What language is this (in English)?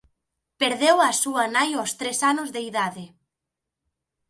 Galician